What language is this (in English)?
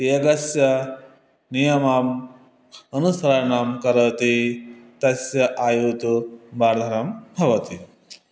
Sanskrit